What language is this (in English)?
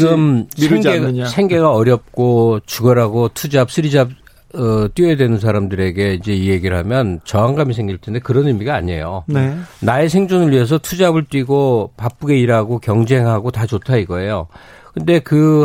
Korean